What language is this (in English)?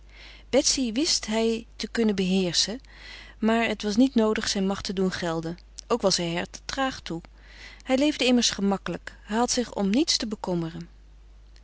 Dutch